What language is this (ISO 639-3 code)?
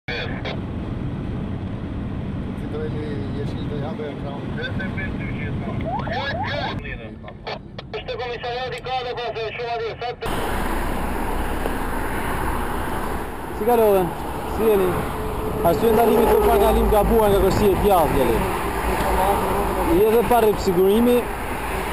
por